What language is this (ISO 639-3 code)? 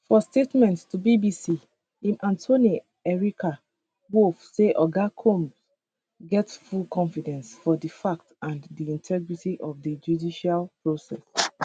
pcm